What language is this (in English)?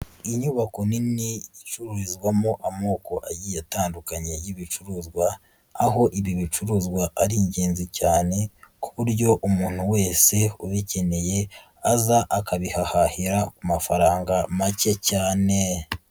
Kinyarwanda